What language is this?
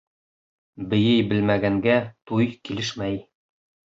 Bashkir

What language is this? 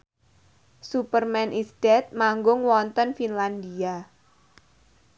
Javanese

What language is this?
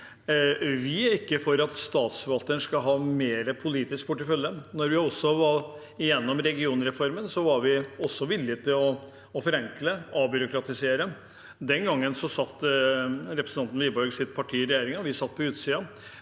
Norwegian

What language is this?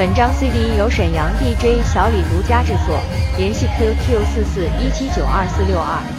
Chinese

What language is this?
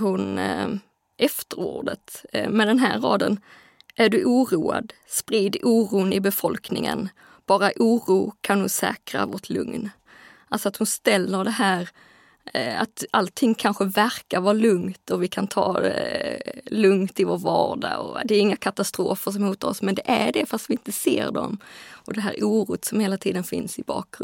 Swedish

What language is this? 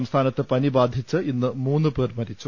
Malayalam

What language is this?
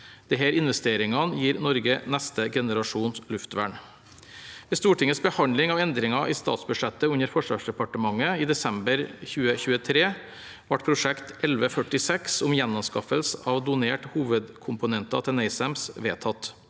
Norwegian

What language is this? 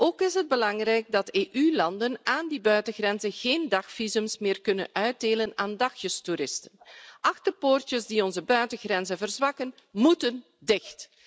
Dutch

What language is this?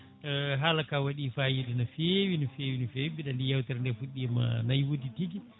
Fula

